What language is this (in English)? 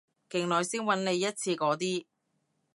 Cantonese